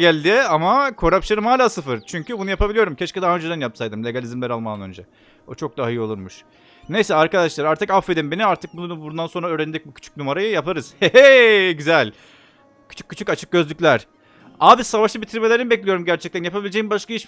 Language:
Turkish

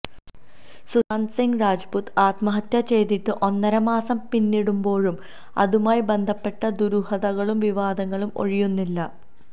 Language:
Malayalam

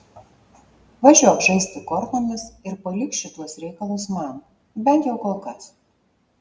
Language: Lithuanian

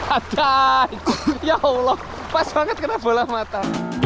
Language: Indonesian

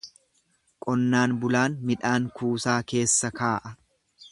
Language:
Oromo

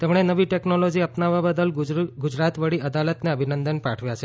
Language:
Gujarati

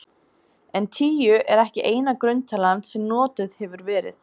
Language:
Icelandic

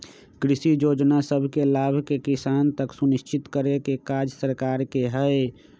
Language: Magahi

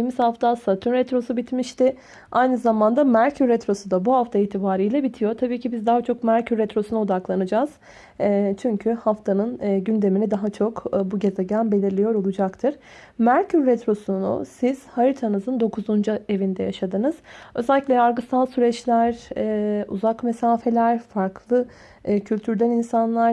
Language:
Turkish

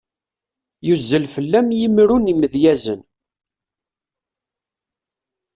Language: Kabyle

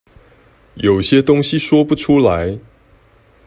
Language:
Chinese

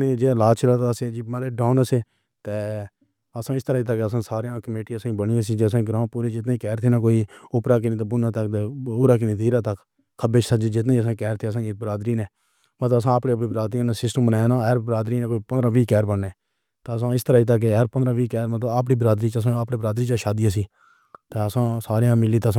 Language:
Pahari-Potwari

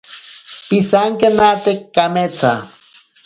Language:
Ashéninka Perené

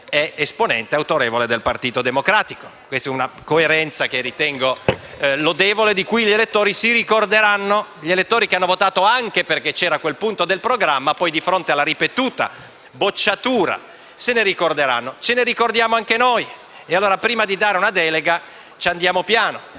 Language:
Italian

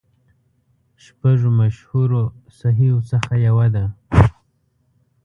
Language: Pashto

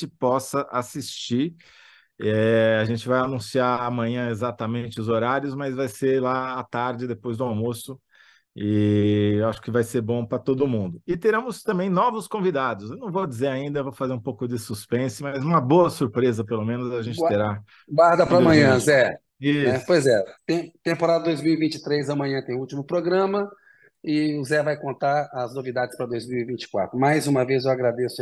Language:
Portuguese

